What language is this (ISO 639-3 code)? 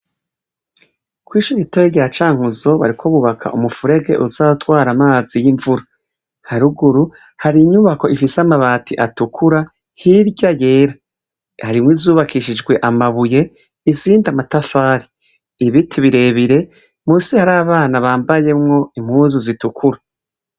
run